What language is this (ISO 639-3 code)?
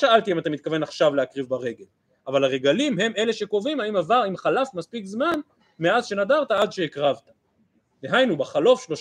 heb